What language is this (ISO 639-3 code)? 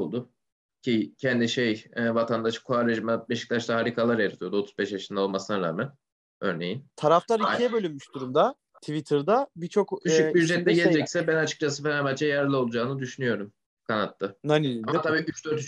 tur